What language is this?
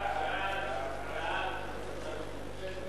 Hebrew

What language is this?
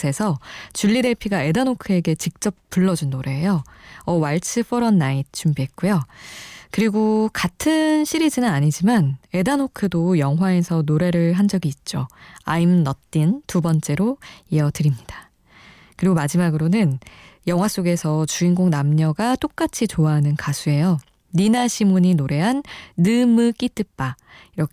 Korean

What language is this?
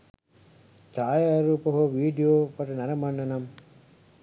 Sinhala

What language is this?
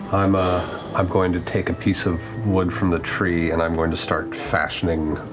English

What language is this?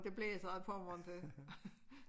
Danish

